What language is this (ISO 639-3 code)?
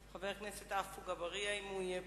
heb